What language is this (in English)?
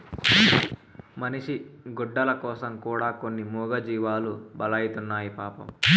Telugu